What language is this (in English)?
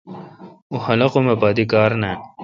Kalkoti